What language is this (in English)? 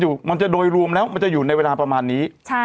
Thai